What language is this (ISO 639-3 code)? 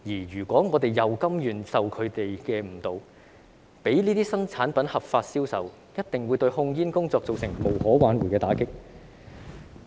yue